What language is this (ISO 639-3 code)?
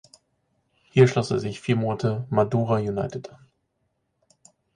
deu